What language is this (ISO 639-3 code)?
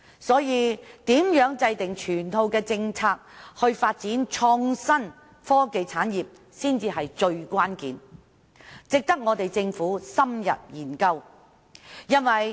yue